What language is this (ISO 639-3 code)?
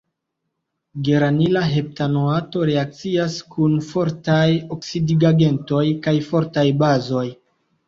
epo